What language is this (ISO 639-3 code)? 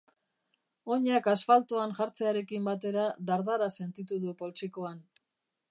eus